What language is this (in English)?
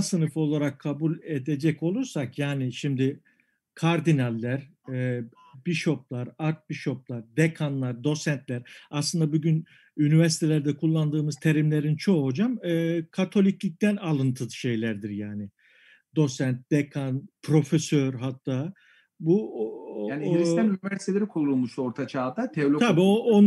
Turkish